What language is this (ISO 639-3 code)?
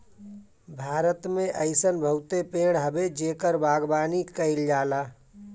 bho